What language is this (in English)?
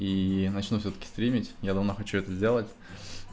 Russian